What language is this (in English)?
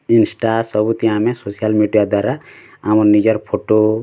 Odia